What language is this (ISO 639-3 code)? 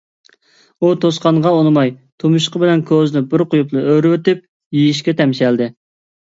uig